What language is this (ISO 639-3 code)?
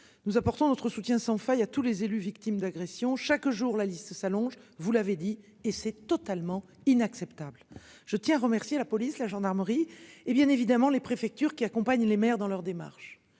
fra